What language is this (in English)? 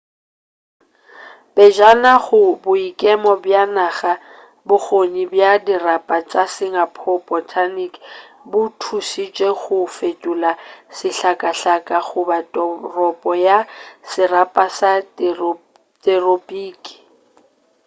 Northern Sotho